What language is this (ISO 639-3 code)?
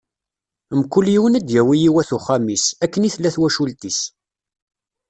kab